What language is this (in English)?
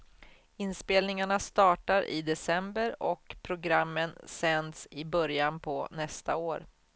Swedish